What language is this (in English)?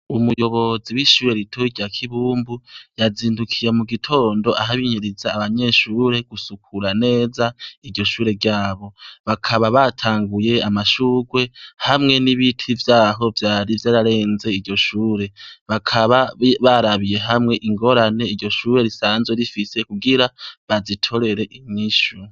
Rundi